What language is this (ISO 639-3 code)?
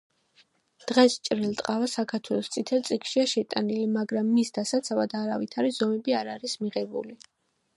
kat